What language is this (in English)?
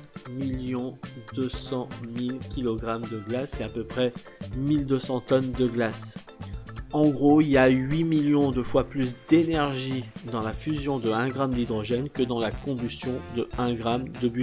French